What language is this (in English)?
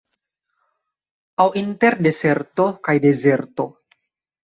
Esperanto